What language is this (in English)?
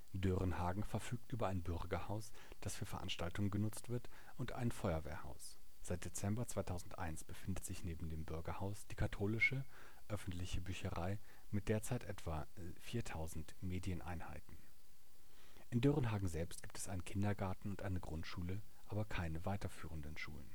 German